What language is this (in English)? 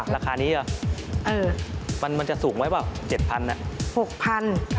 Thai